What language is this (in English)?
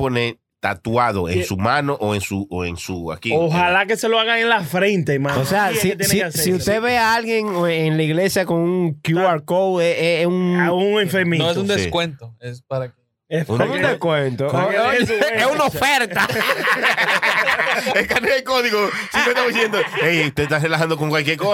Spanish